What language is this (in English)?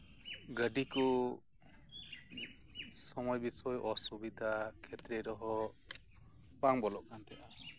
Santali